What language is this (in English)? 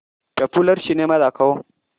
Marathi